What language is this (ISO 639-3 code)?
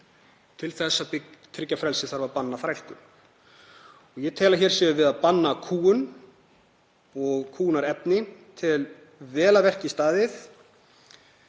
isl